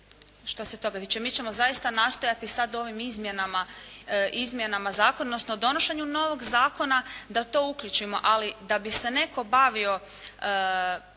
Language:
Croatian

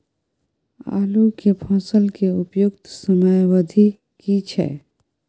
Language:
Maithili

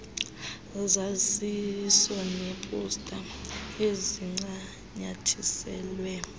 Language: Xhosa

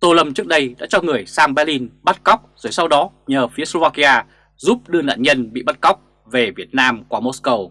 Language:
Vietnamese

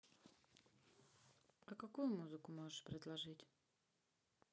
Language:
Russian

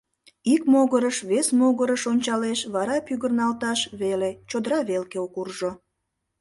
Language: Mari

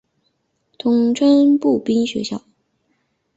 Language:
Chinese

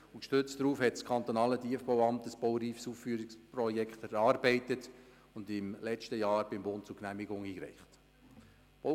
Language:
Swiss German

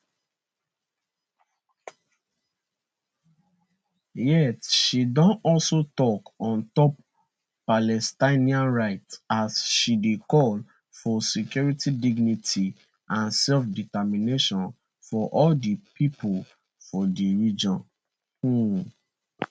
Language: Nigerian Pidgin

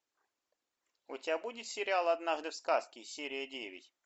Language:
Russian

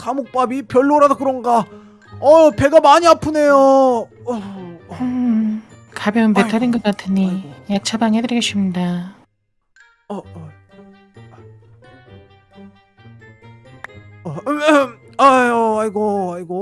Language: Korean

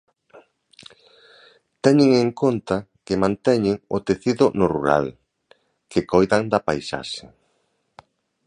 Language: Galician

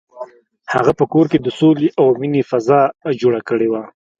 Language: Pashto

